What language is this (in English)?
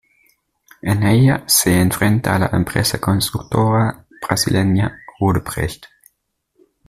Spanish